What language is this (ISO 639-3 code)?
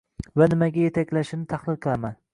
uzb